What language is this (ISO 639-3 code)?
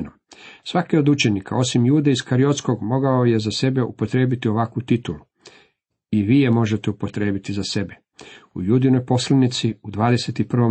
hrv